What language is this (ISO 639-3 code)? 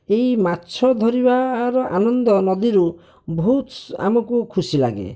ori